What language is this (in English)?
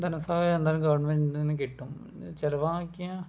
Malayalam